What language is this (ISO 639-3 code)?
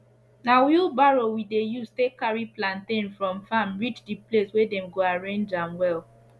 pcm